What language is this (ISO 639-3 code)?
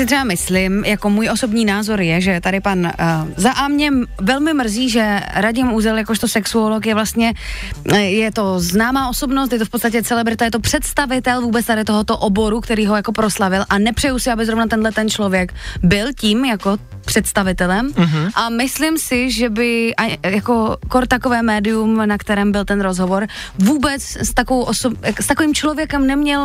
ces